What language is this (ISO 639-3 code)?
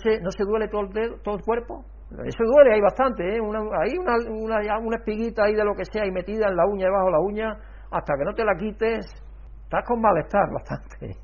spa